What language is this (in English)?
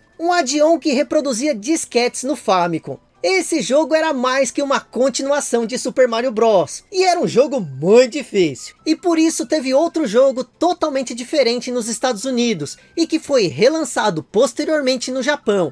Portuguese